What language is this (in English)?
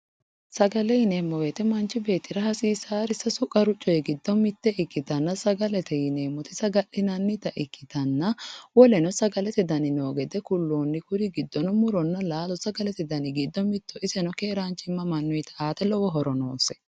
Sidamo